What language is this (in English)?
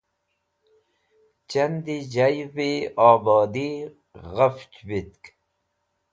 Wakhi